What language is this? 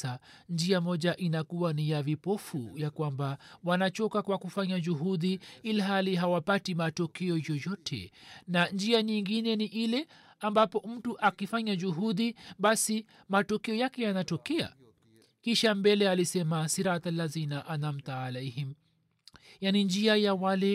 Swahili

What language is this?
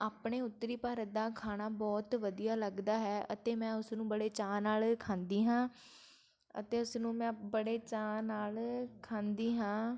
Punjabi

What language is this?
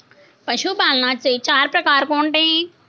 Marathi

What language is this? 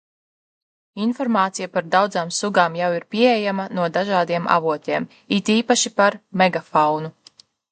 Latvian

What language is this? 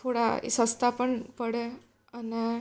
Gujarati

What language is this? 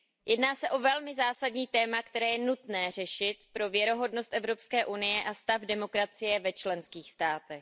Czech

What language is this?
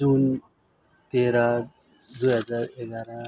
Nepali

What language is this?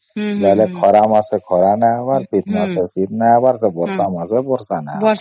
Odia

